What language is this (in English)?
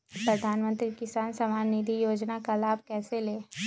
Magahi